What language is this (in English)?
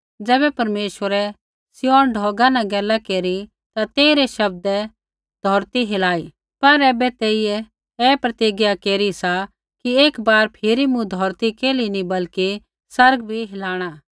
Kullu Pahari